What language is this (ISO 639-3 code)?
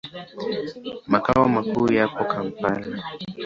swa